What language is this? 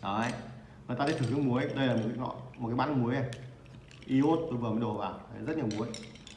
Vietnamese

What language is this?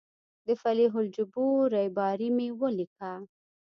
Pashto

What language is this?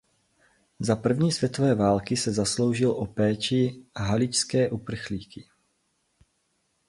Czech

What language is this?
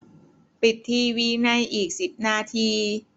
Thai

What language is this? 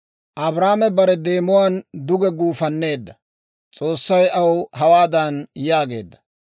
Dawro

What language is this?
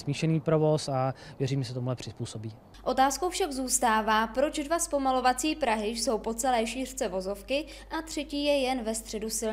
Czech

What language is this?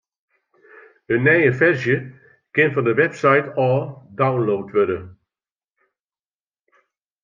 Western Frisian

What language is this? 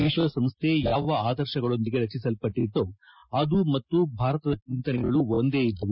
Kannada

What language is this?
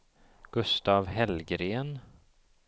Swedish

